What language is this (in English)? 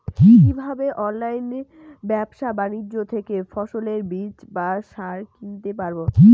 Bangla